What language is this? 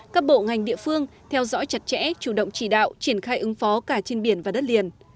Vietnamese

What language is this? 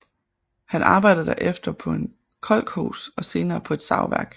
Danish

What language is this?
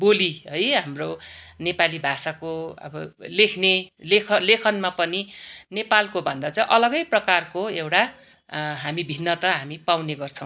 Nepali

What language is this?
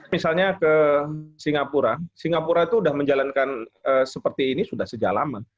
Indonesian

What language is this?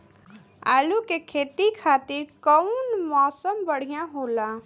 Bhojpuri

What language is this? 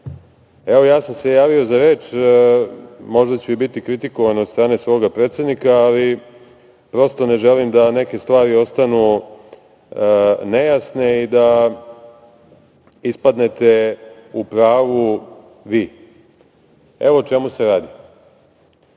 Serbian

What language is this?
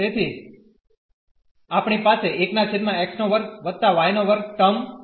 Gujarati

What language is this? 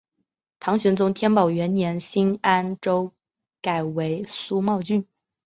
Chinese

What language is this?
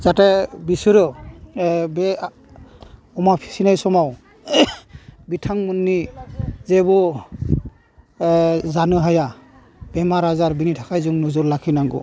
Bodo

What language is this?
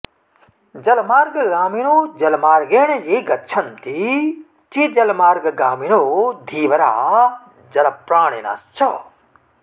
Sanskrit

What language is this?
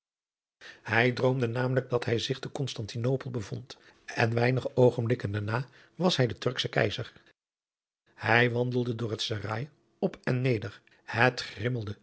Dutch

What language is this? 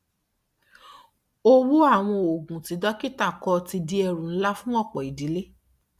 Yoruba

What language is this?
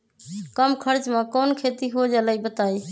Magahi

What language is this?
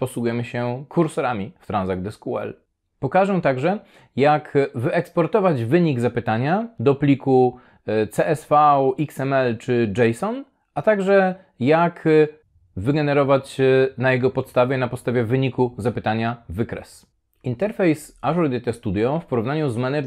Polish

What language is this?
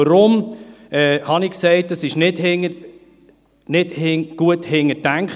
Swiss German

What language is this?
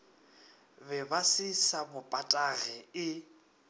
Northern Sotho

